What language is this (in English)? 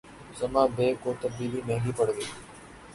Urdu